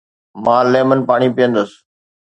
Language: Sindhi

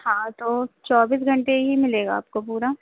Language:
Urdu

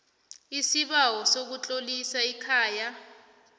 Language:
South Ndebele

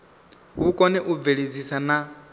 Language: Venda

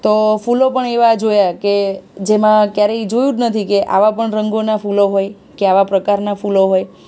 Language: Gujarati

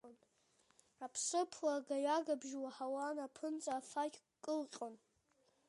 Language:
Abkhazian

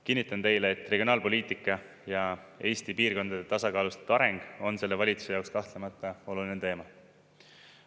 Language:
Estonian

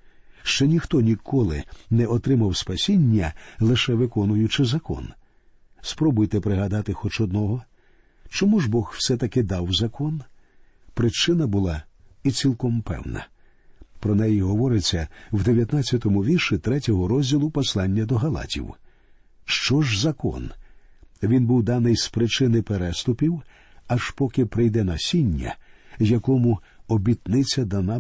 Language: Ukrainian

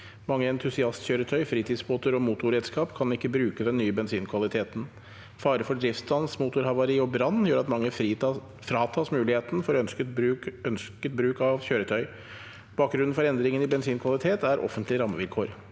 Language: Norwegian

